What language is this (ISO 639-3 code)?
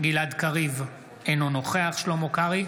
heb